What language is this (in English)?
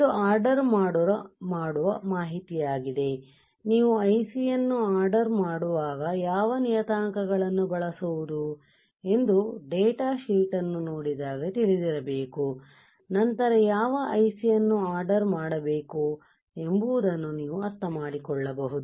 Kannada